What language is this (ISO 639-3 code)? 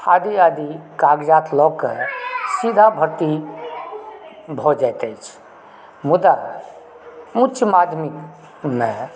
mai